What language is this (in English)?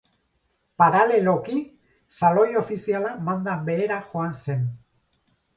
Basque